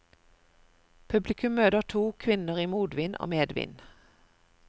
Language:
Norwegian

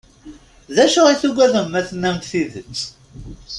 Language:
Kabyle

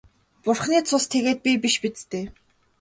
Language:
Mongolian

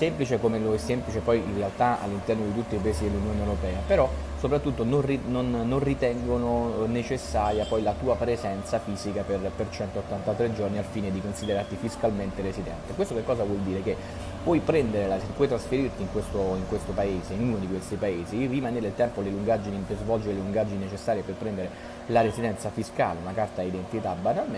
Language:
Italian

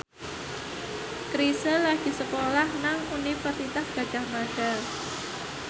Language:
Javanese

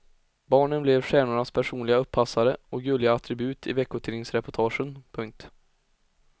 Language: Swedish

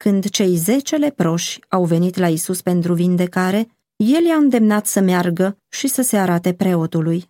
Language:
Romanian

